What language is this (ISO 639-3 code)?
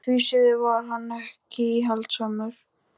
isl